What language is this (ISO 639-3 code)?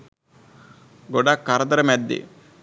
sin